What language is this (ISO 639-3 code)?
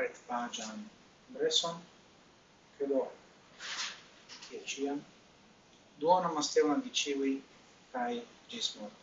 ita